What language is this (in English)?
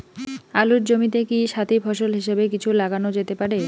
Bangla